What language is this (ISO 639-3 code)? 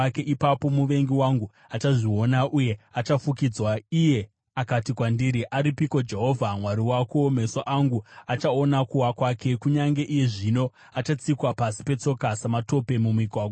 sna